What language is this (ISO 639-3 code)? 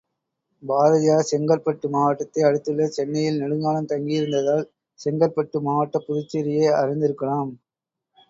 tam